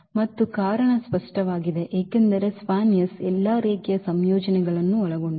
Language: Kannada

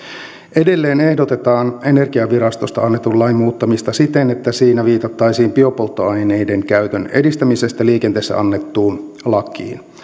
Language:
Finnish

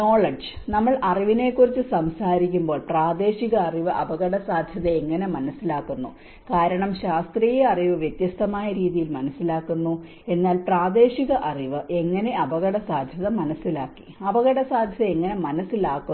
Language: Malayalam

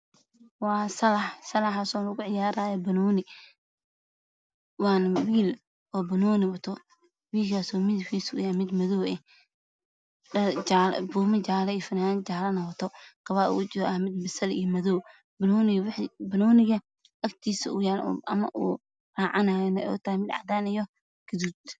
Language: Somali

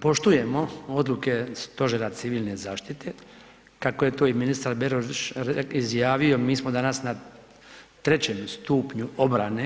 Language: Croatian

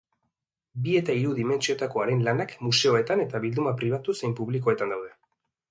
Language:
Basque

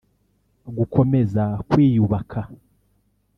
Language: Kinyarwanda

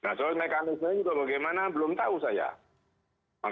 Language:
Indonesian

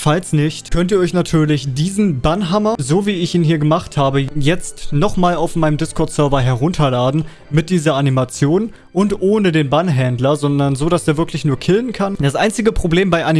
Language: German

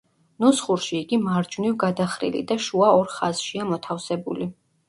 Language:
Georgian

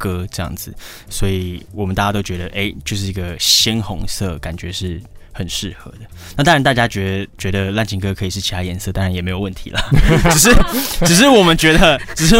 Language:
Chinese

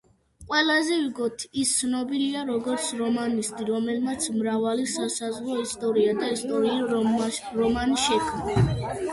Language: Georgian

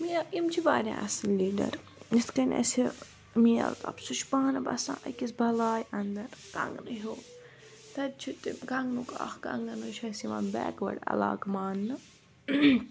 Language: Kashmiri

